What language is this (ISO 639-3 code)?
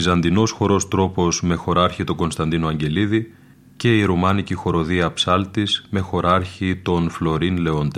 ell